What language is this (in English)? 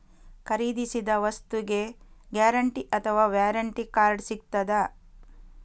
Kannada